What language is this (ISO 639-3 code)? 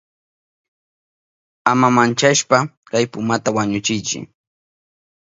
qup